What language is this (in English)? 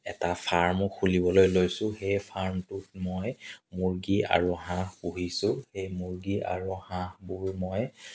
Assamese